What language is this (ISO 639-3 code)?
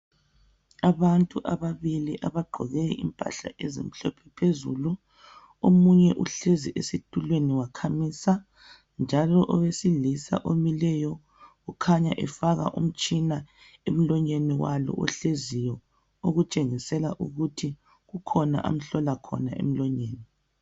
nde